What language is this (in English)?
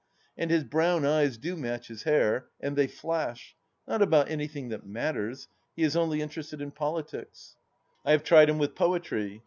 English